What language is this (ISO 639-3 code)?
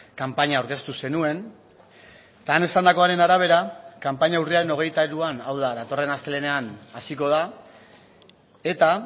eus